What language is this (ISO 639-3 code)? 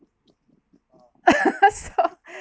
eng